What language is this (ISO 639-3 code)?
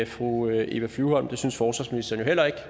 dan